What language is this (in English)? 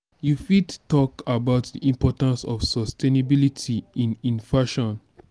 Nigerian Pidgin